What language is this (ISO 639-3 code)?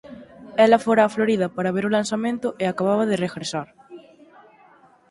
glg